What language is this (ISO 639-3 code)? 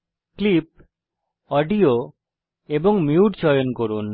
ben